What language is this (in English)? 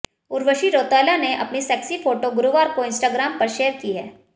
Hindi